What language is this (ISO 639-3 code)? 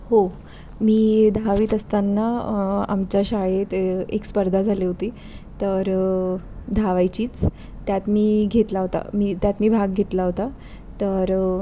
mar